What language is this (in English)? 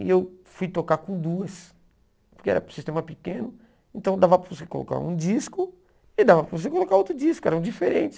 Portuguese